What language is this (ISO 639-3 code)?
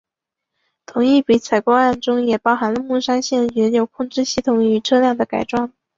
zho